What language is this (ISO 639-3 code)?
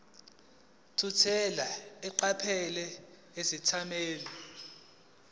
zul